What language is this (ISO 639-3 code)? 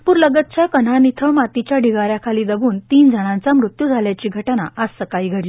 mar